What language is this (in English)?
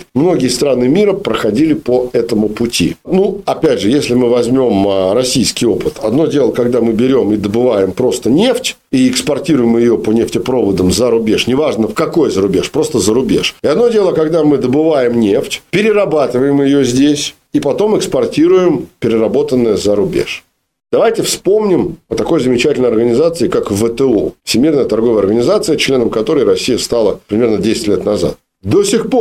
Russian